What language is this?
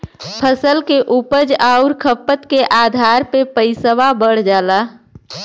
Bhojpuri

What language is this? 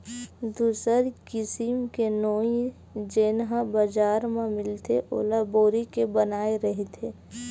Chhattisgarhi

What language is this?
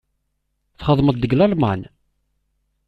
Kabyle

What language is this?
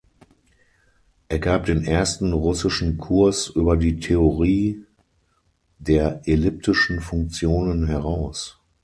German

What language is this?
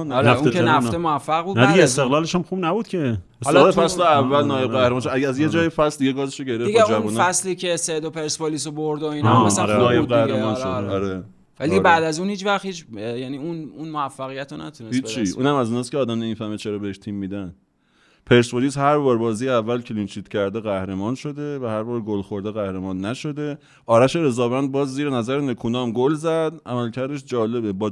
Persian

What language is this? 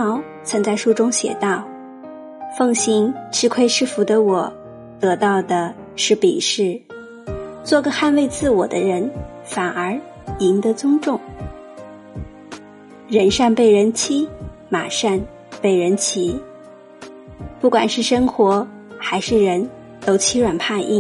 Chinese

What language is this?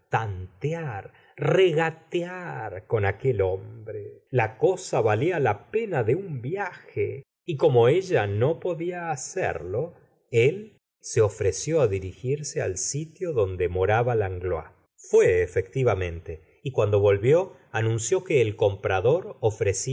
Spanish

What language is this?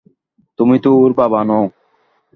Bangla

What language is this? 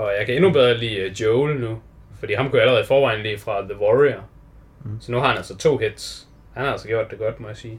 Danish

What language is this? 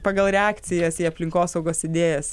Lithuanian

